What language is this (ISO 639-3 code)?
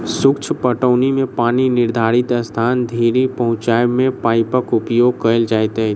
mai